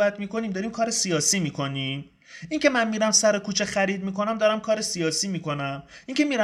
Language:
Persian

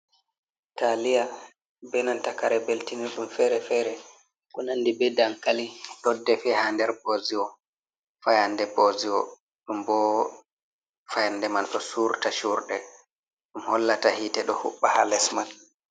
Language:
Fula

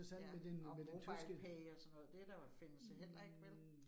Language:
Danish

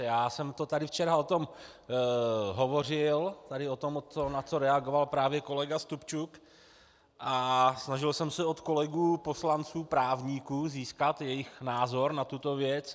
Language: Czech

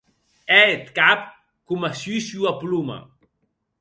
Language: Occitan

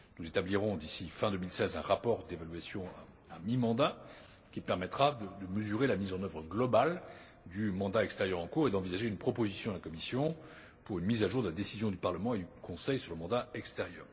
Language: French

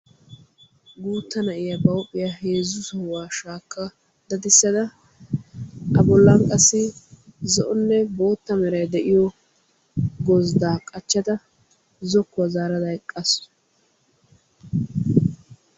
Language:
Wolaytta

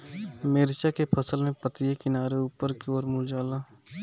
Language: Bhojpuri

